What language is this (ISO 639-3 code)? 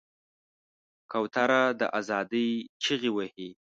pus